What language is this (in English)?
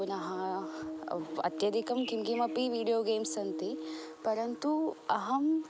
Sanskrit